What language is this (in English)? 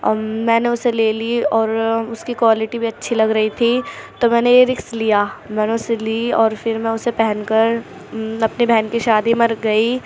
Urdu